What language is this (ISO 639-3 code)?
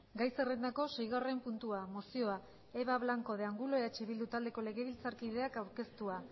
eus